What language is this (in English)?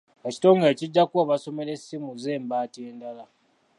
Ganda